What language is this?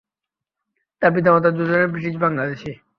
Bangla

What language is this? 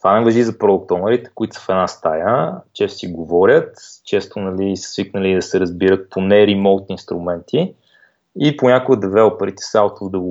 Bulgarian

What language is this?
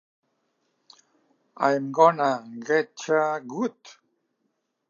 Catalan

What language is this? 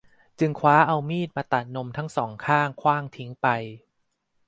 Thai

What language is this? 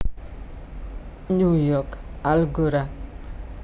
Javanese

